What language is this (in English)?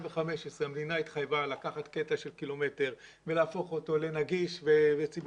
Hebrew